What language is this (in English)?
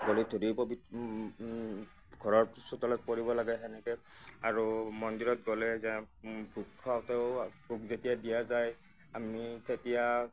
Assamese